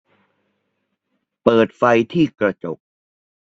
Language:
Thai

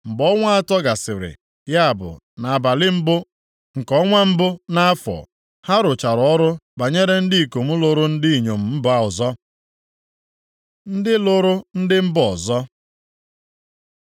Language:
Igbo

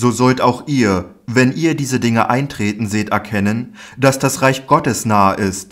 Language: German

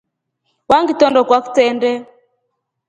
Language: Rombo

